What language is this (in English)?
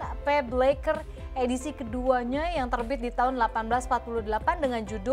Indonesian